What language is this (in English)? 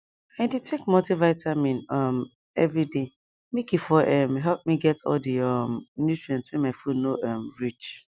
Nigerian Pidgin